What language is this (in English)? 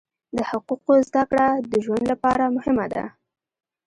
Pashto